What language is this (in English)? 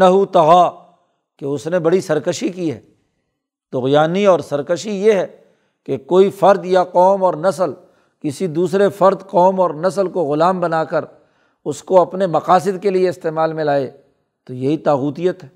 Urdu